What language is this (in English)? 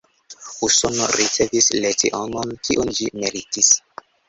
Esperanto